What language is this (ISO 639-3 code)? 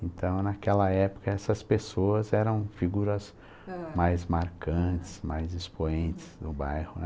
por